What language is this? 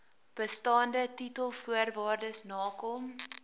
Afrikaans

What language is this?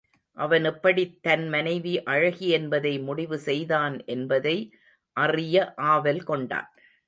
Tamil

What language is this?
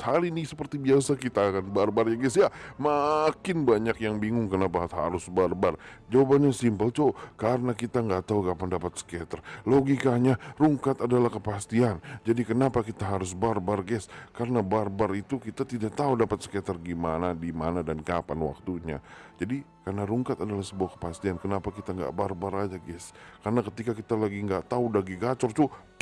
Indonesian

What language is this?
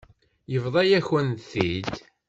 Kabyle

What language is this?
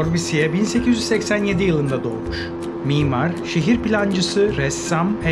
Turkish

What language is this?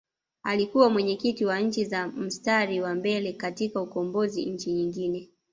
Swahili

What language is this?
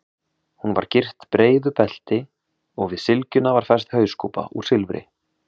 Icelandic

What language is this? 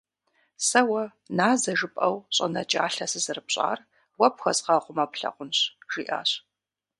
Kabardian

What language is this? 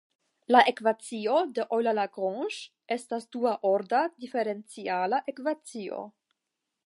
Esperanto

